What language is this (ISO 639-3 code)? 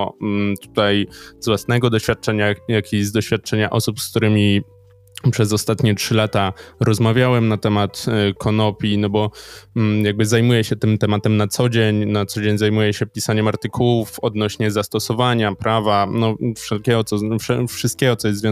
pol